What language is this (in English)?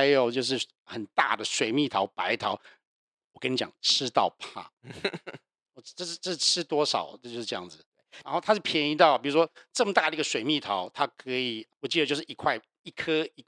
Chinese